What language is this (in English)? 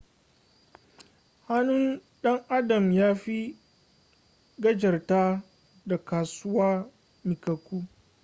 Hausa